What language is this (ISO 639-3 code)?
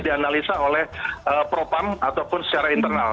ind